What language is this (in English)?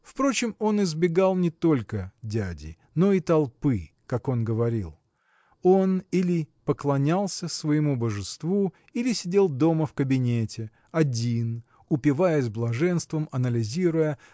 Russian